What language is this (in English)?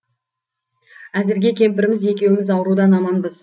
Kazakh